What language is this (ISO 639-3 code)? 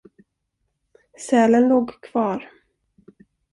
swe